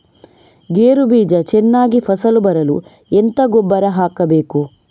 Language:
Kannada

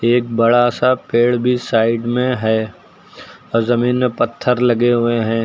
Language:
Hindi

